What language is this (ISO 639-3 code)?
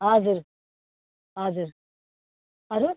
nep